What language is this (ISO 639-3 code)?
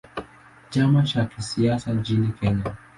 swa